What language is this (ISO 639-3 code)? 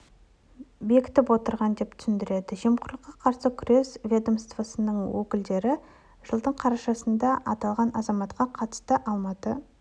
kaz